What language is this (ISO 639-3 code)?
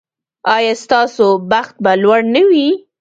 pus